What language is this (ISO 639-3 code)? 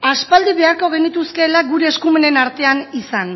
eus